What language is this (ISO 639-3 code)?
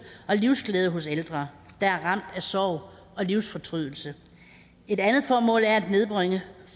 dan